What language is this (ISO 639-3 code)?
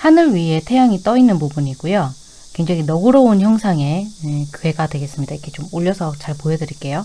kor